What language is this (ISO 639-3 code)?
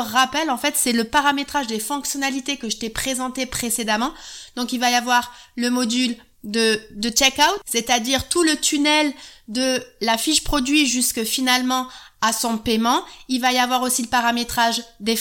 fra